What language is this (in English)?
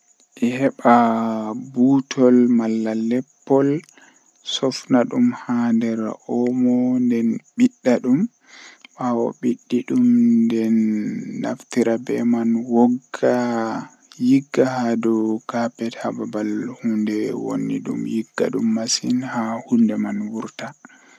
Western Niger Fulfulde